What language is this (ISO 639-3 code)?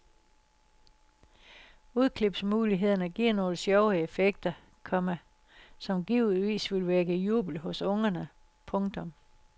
dan